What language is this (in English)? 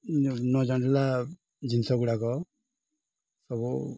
Odia